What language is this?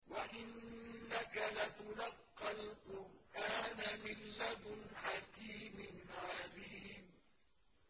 Arabic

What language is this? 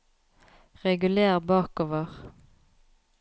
Norwegian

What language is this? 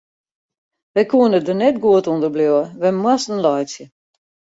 Western Frisian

